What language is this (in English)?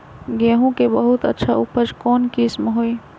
Magahi